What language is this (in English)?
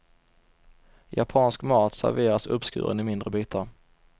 Swedish